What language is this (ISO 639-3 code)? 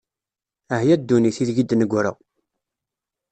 kab